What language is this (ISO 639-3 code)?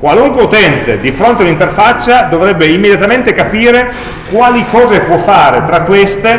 ita